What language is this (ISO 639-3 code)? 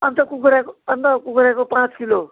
nep